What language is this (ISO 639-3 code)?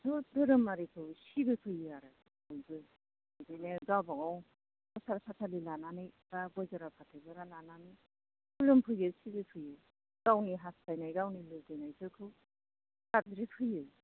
brx